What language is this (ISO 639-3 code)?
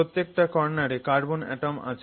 ben